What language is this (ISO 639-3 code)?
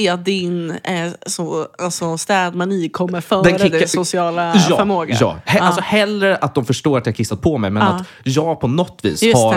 swe